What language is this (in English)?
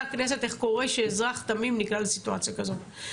Hebrew